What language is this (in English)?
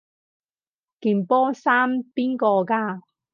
Cantonese